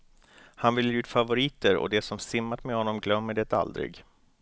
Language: Swedish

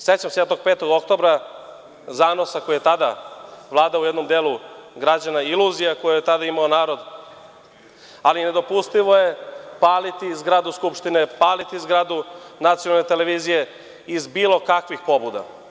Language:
Serbian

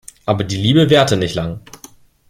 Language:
German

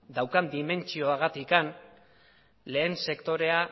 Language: Basque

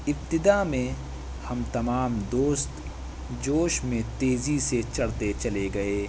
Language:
Urdu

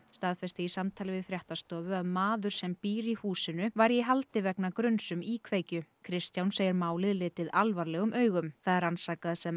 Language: Icelandic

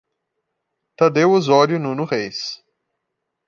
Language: Portuguese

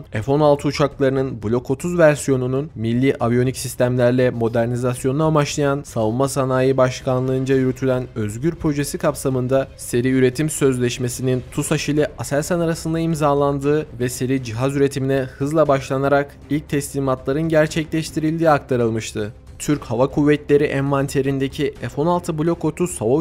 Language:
Turkish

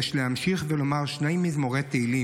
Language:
Hebrew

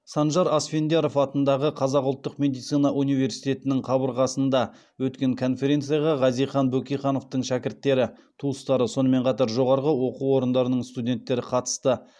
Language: Kazakh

